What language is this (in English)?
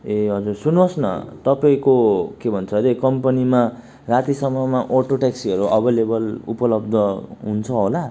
Nepali